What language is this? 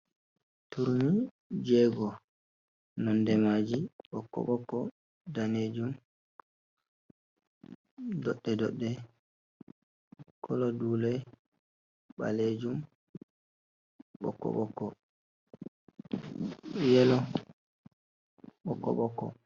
Fula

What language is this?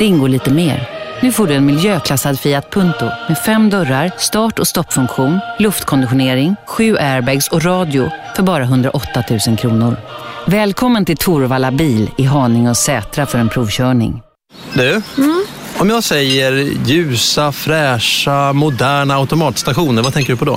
Swedish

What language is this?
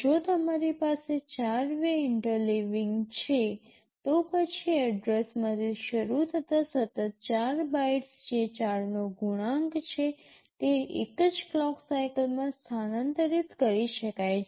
Gujarati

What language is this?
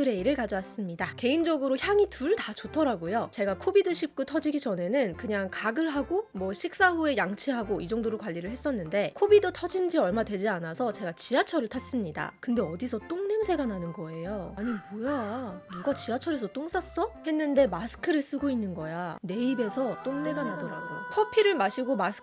Korean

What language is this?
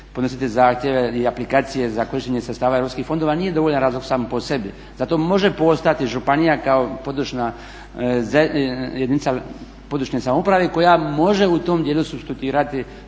Croatian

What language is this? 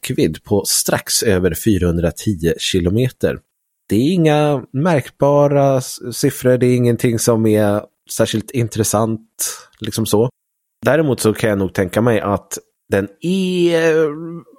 Swedish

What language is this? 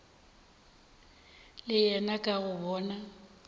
Northern Sotho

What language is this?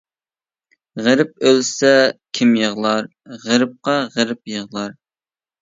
Uyghur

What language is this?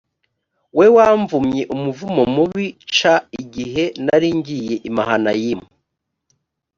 Kinyarwanda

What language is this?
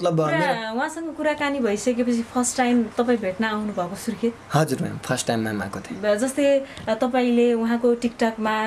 Nepali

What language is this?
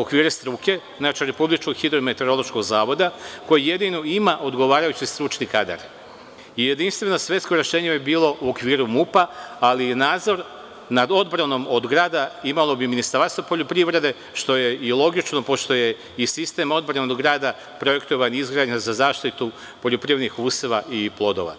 Serbian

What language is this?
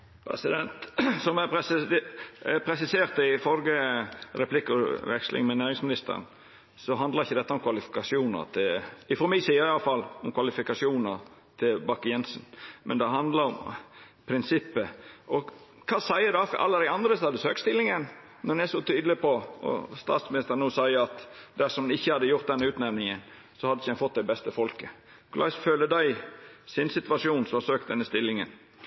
Norwegian Nynorsk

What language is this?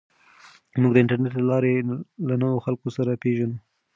Pashto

